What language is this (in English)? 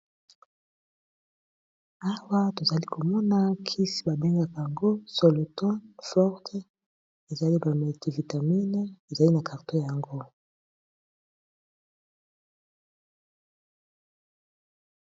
Lingala